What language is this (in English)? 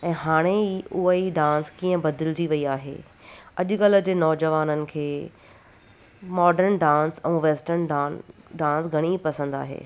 Sindhi